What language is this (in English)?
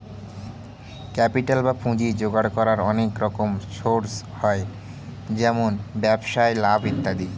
Bangla